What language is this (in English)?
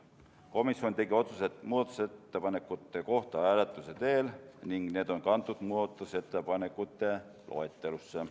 Estonian